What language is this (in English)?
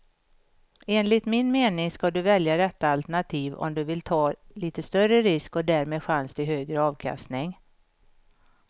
Swedish